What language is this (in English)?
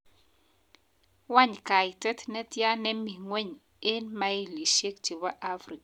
Kalenjin